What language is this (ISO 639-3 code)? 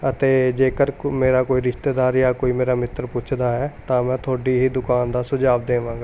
pan